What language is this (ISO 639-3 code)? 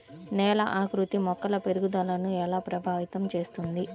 tel